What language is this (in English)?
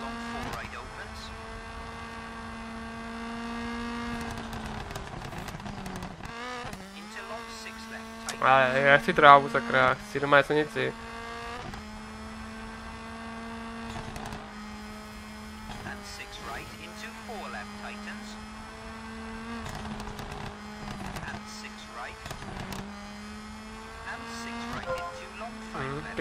Czech